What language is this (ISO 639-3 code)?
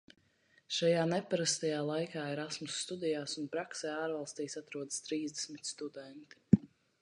lav